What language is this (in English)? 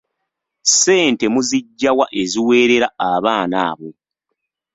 Ganda